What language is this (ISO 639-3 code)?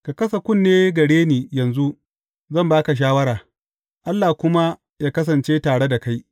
hau